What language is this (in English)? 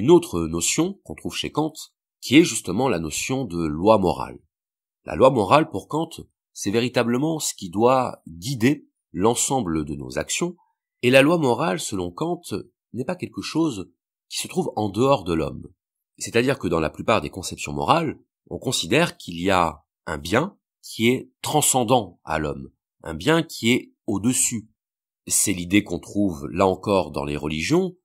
French